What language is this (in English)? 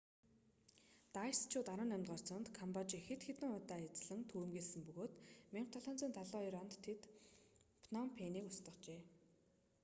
Mongolian